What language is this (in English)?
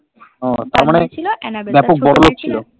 Bangla